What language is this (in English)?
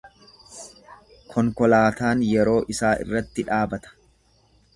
Oromo